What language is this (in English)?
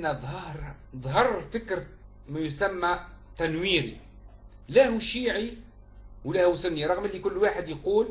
Arabic